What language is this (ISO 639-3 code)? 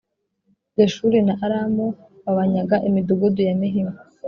kin